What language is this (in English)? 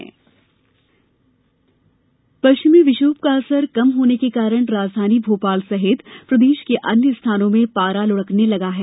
Hindi